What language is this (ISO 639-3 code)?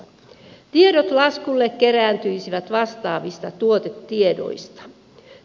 fin